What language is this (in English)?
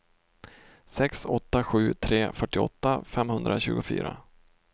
Swedish